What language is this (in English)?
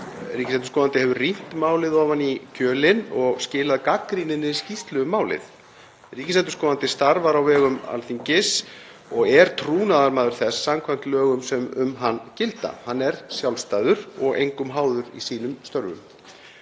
Icelandic